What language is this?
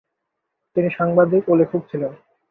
Bangla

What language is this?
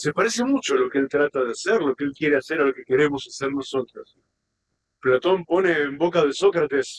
Spanish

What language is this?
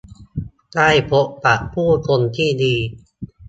Thai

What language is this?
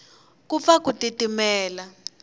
Tsonga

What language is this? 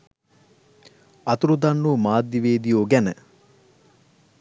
Sinhala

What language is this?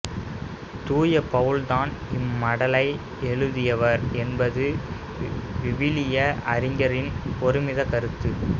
Tamil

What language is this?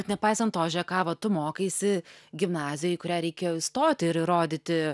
Lithuanian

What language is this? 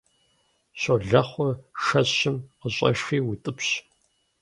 Kabardian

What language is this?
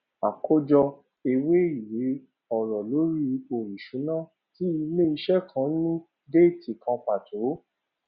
Yoruba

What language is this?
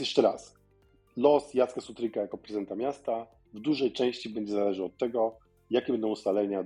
Polish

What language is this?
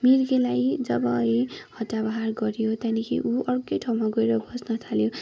Nepali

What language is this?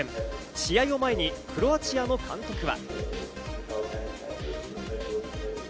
Japanese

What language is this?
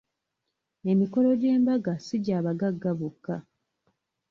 Ganda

